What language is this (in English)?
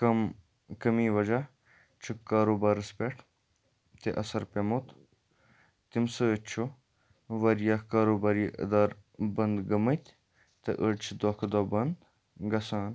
Kashmiri